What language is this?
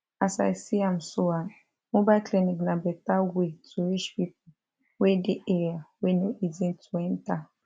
Nigerian Pidgin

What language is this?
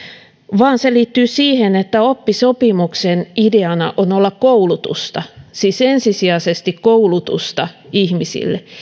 Finnish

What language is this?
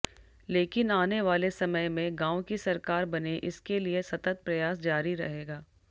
Hindi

